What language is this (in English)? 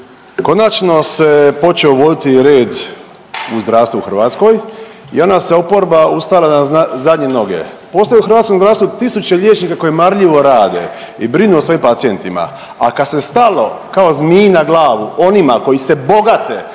Croatian